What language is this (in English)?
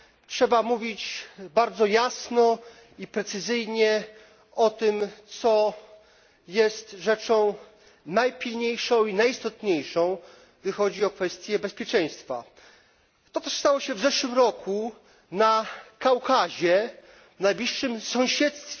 Polish